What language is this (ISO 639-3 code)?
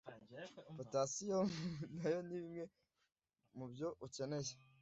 kin